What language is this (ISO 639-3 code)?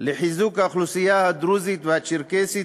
heb